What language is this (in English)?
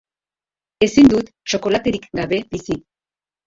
Basque